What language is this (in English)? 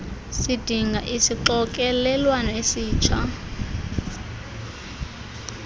Xhosa